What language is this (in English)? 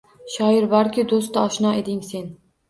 Uzbek